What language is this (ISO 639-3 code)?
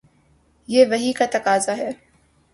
urd